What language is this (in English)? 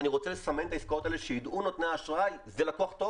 Hebrew